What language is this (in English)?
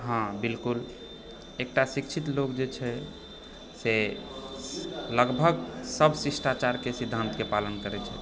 Maithili